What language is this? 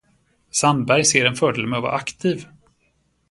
Swedish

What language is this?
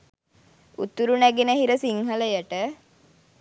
Sinhala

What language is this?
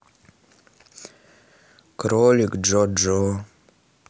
Russian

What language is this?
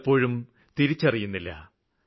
Malayalam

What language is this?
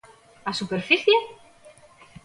Galician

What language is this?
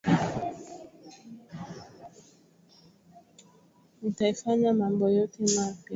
Swahili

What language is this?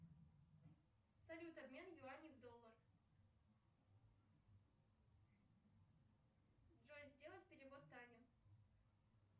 Russian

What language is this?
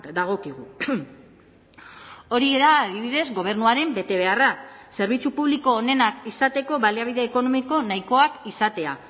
Basque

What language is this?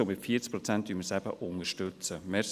Swiss German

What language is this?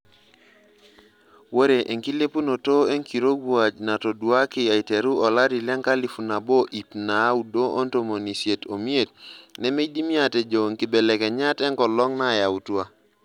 Masai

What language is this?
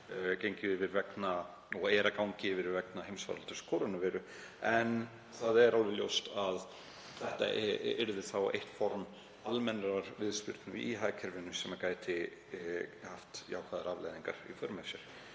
Icelandic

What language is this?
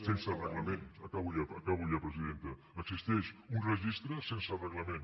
Catalan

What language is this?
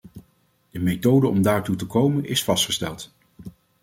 Dutch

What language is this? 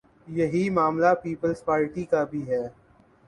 Urdu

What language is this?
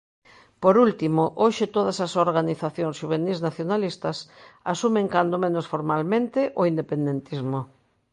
Galician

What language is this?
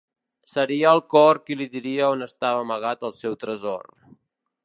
Catalan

